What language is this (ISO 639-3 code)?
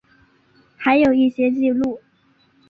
zho